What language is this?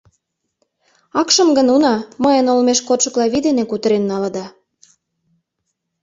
Mari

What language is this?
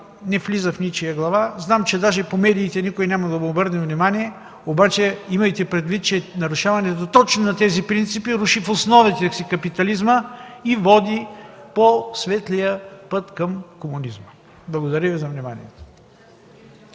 Bulgarian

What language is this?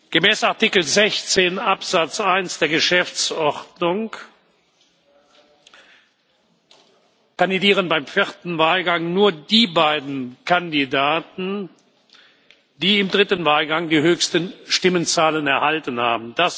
German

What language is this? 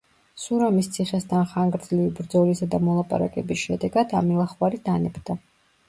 Georgian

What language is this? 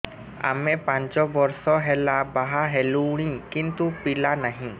Odia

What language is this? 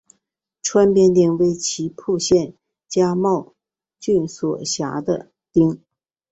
Chinese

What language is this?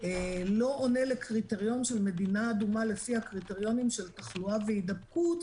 Hebrew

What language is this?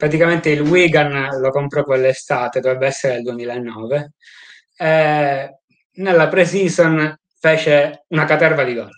Italian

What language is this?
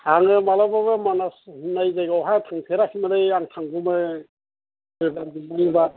Bodo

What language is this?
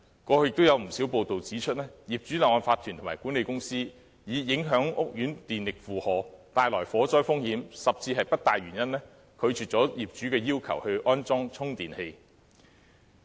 Cantonese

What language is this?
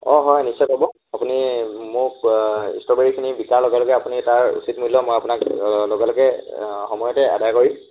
Assamese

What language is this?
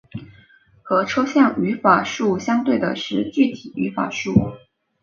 Chinese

